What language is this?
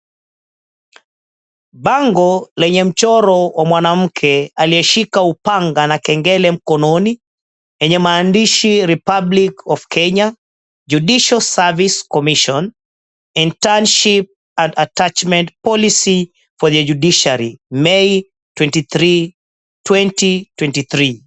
Swahili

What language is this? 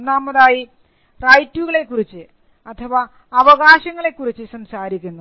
Malayalam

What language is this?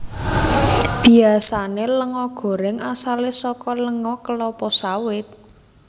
Javanese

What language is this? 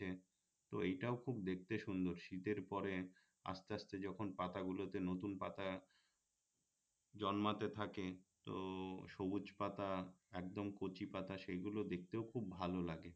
Bangla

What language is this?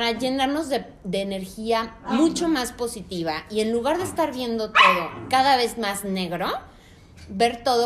Spanish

